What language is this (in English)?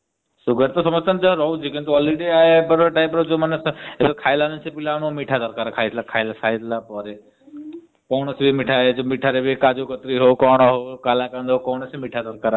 Odia